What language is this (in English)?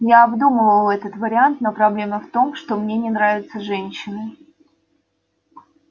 Russian